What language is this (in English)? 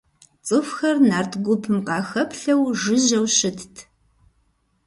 Kabardian